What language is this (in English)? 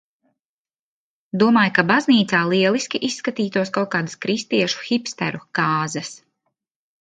Latvian